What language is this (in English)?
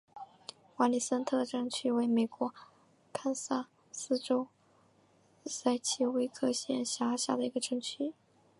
Chinese